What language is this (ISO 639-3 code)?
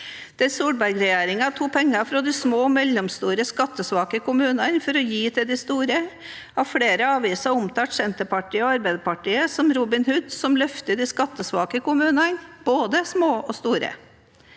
nor